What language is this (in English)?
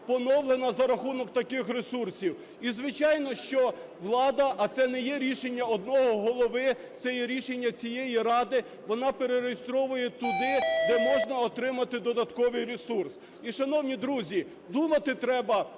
Ukrainian